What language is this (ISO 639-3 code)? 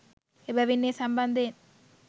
sin